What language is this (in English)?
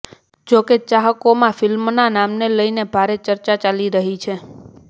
Gujarati